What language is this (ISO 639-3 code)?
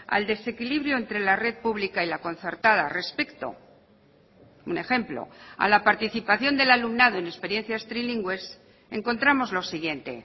spa